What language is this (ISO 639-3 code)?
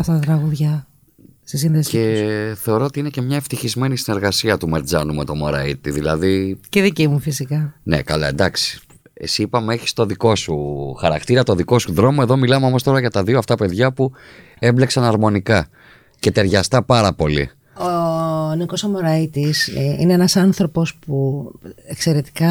ell